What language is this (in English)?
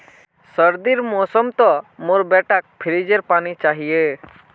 Magahi